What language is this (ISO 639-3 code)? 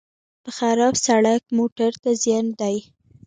pus